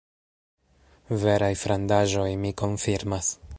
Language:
Esperanto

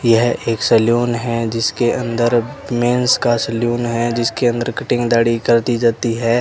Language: Hindi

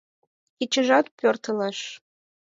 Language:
Mari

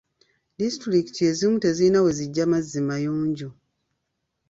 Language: Ganda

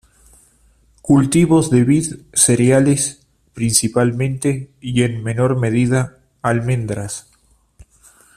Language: Spanish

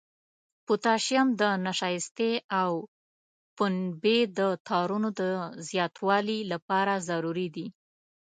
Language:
Pashto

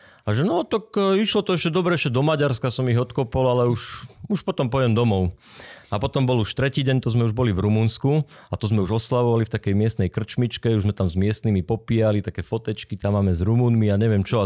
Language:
Slovak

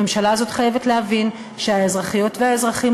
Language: Hebrew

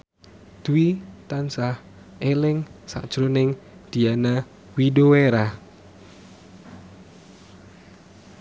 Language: Javanese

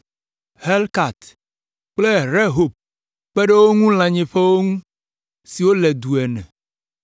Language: Ewe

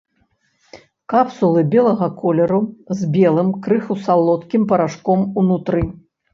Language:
Belarusian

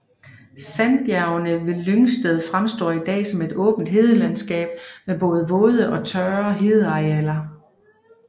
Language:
Danish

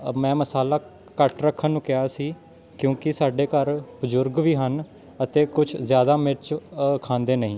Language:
Punjabi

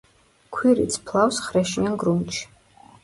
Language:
Georgian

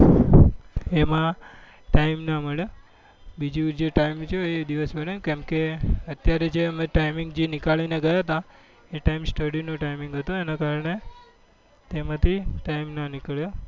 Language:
Gujarati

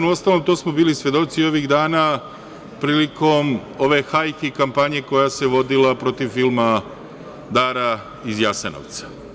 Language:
Serbian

